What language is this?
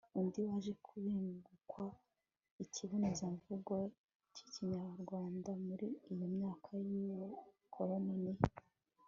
Kinyarwanda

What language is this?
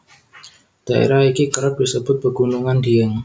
Javanese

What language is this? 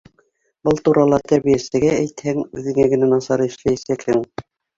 Bashkir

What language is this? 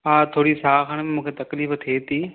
Sindhi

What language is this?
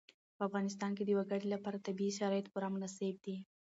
Pashto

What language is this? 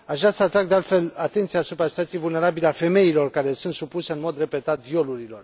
Romanian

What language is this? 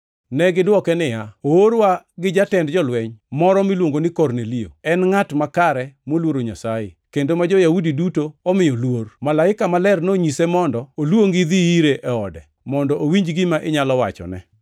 Luo (Kenya and Tanzania)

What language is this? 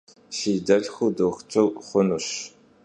Kabardian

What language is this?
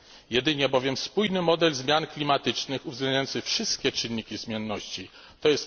Polish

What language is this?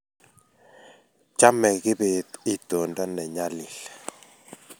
Kalenjin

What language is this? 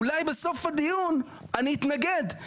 Hebrew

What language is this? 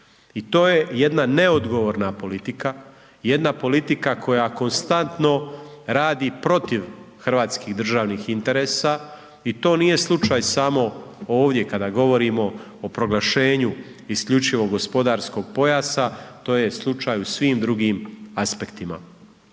Croatian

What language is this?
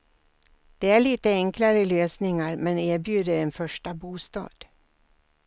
Swedish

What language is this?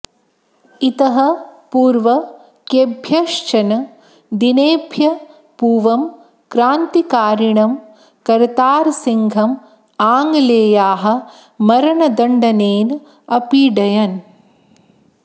Sanskrit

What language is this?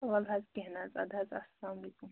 Kashmiri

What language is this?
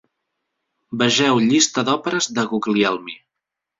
Catalan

